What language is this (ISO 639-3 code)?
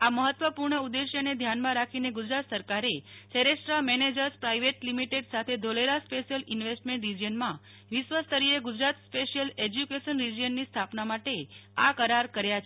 guj